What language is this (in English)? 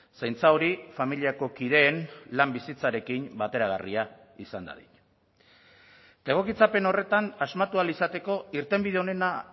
Basque